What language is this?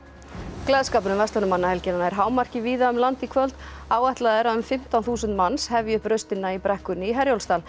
Icelandic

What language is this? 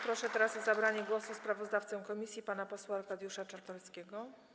Polish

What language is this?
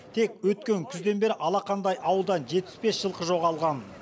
Kazakh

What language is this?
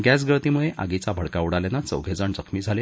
Marathi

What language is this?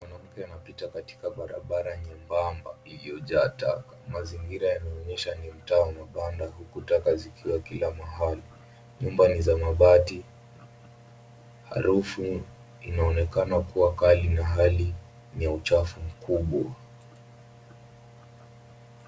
Swahili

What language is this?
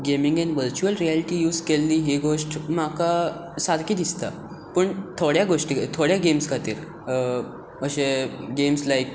Konkani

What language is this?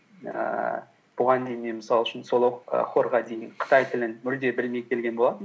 Kazakh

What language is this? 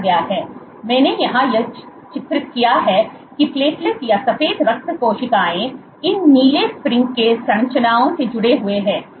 Hindi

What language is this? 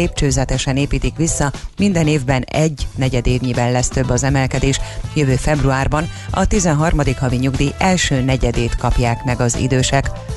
Hungarian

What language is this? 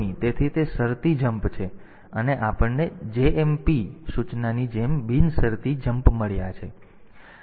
Gujarati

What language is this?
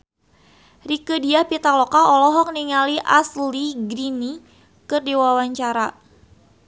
Sundanese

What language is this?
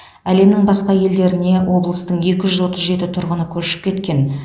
Kazakh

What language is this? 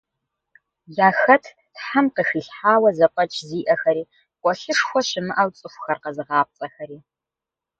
Kabardian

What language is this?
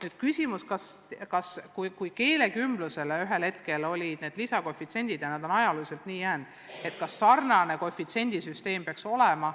Estonian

